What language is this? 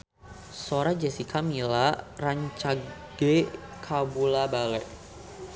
Sundanese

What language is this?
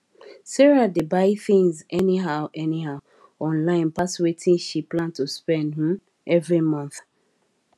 Nigerian Pidgin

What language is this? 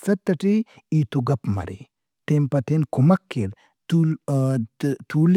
Brahui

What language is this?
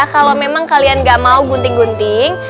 Indonesian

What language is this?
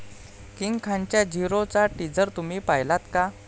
Marathi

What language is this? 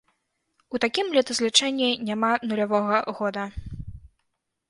Belarusian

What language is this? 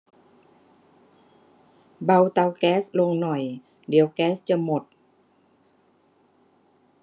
Thai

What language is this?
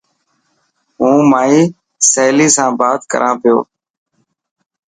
Dhatki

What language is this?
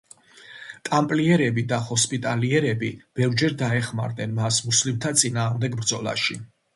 Georgian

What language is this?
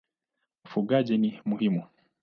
Swahili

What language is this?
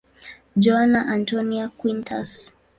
Swahili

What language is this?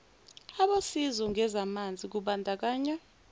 Zulu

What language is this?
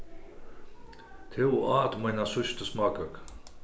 Faroese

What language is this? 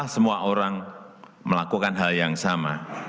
Indonesian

